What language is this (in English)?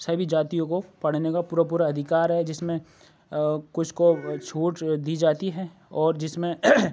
Urdu